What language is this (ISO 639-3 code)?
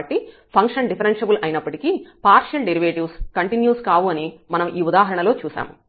tel